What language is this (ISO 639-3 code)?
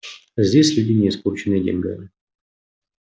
rus